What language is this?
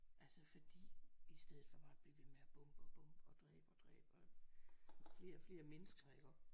Danish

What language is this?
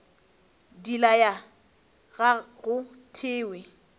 Northern Sotho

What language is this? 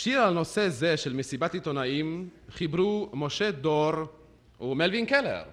Hebrew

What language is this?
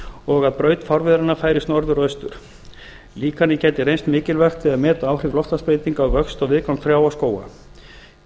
Icelandic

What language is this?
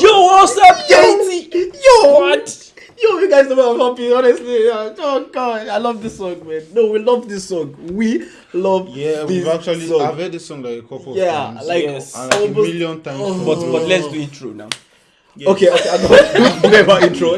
Turkish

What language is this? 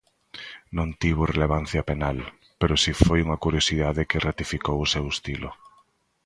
Galician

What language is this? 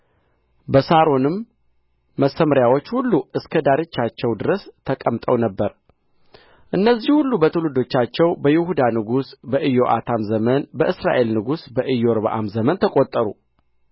Amharic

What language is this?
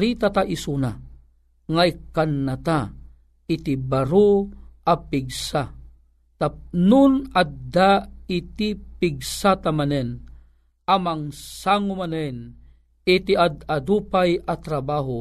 Filipino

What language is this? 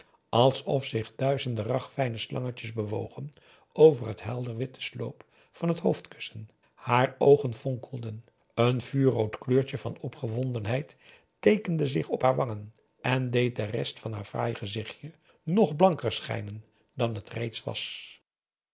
Dutch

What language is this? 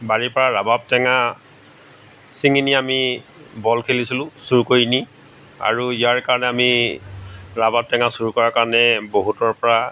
Assamese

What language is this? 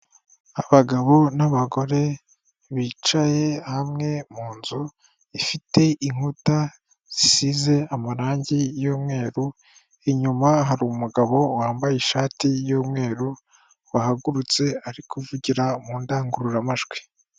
Kinyarwanda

